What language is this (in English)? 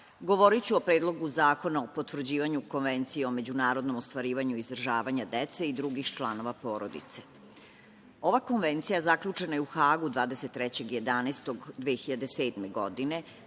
Serbian